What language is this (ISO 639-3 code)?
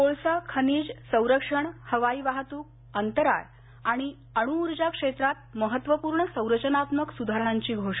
mar